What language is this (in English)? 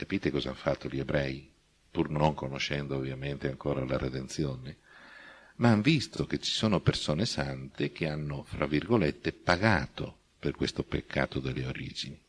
Italian